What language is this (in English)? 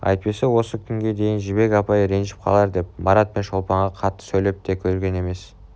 Kazakh